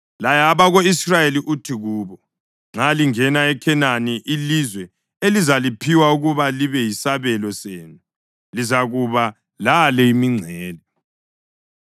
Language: North Ndebele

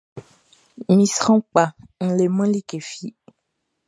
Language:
Baoulé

